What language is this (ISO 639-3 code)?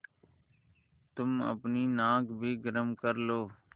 hin